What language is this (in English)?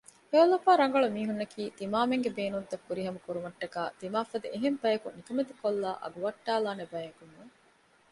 Divehi